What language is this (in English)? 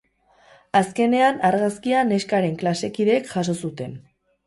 Basque